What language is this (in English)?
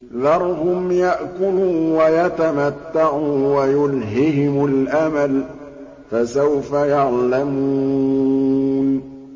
Arabic